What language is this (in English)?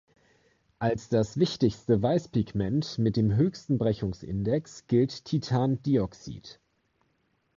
German